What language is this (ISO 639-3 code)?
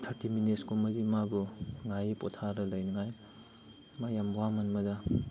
mni